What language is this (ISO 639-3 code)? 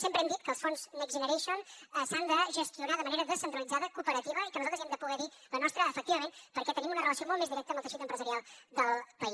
cat